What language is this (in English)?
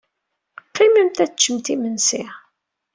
Kabyle